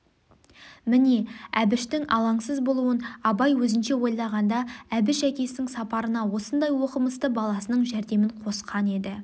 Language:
Kazakh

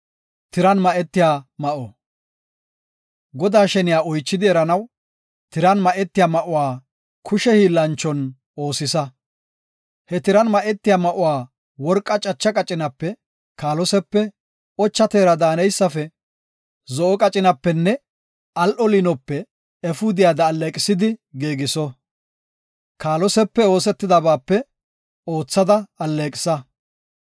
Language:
Gofa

